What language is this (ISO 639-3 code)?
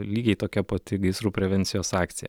lit